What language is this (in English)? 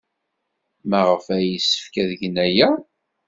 Kabyle